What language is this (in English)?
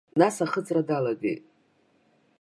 Abkhazian